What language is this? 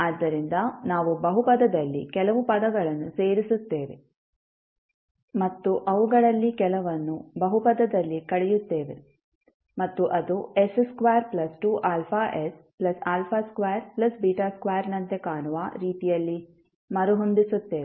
Kannada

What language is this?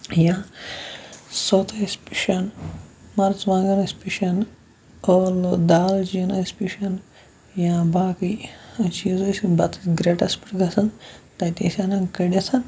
Kashmiri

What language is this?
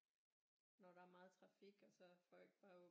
Danish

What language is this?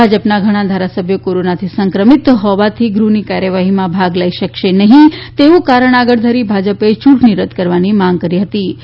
Gujarati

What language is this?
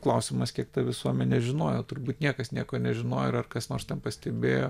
Lithuanian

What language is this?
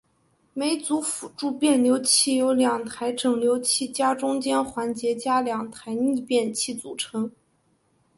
Chinese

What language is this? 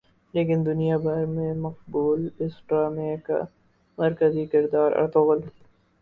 Urdu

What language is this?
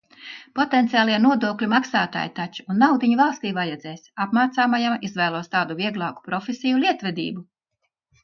Latvian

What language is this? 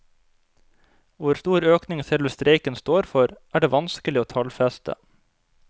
Norwegian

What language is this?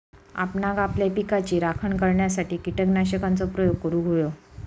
Marathi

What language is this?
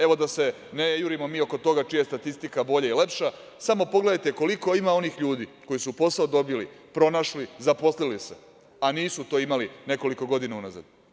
Serbian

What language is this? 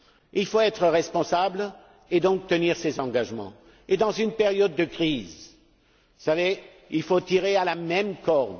French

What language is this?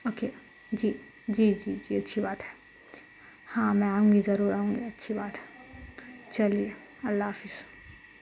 Urdu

